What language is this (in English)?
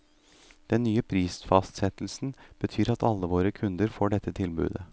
Norwegian